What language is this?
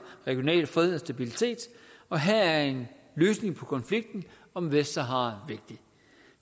Danish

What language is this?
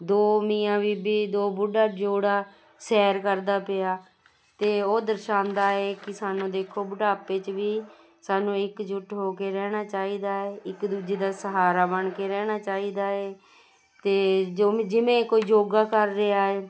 Punjabi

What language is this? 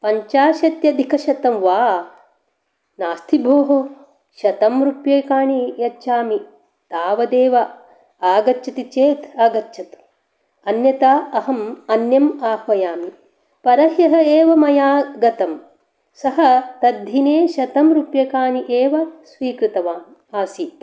Sanskrit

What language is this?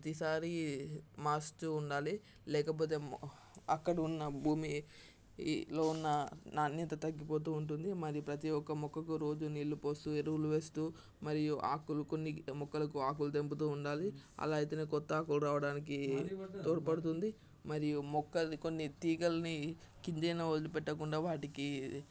Telugu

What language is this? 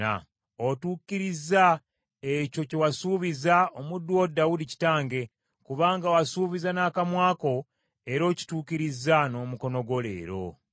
Ganda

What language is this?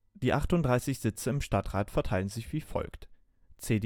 German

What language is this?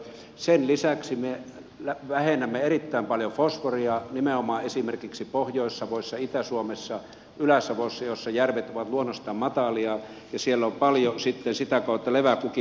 Finnish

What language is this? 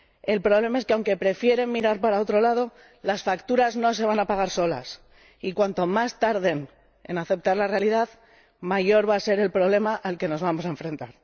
Spanish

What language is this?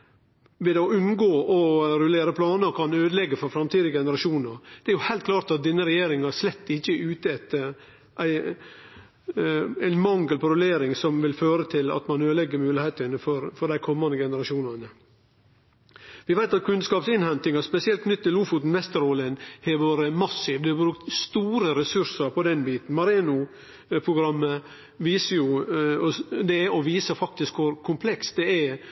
Norwegian Nynorsk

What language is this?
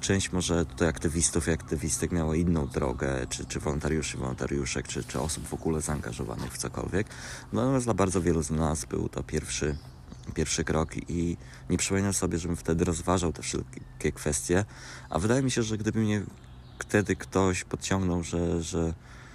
Polish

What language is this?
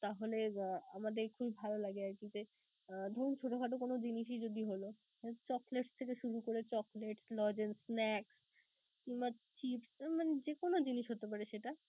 Bangla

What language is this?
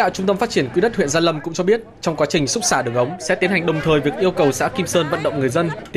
Vietnamese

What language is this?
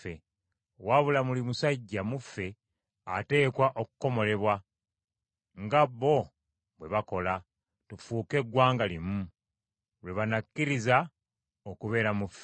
Ganda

